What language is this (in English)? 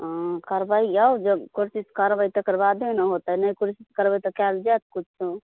Maithili